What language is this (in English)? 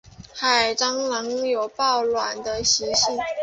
Chinese